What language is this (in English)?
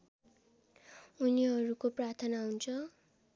Nepali